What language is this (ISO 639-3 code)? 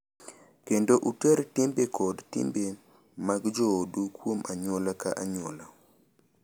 luo